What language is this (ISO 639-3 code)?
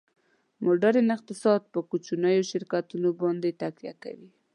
pus